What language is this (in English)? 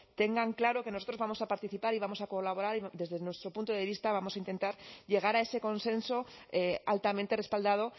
Spanish